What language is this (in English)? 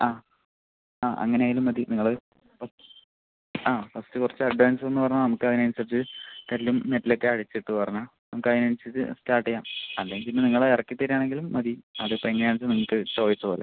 Malayalam